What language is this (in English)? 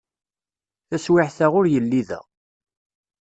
Kabyle